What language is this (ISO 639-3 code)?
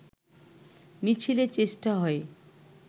ben